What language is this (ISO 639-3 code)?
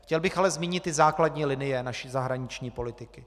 ces